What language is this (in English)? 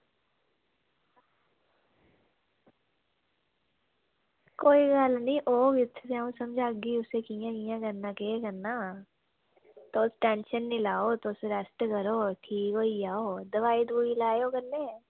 Dogri